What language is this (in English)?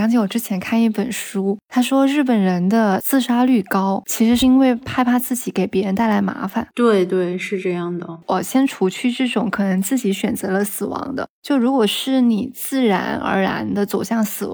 Chinese